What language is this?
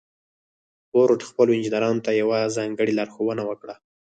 Pashto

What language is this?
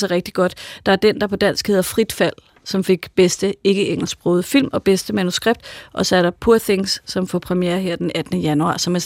Danish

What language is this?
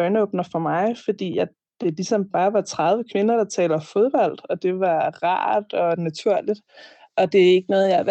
Danish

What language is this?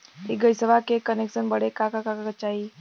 Bhojpuri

